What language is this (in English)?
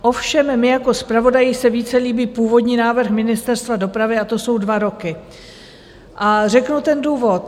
Czech